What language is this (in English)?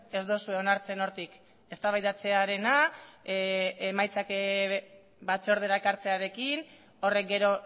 Basque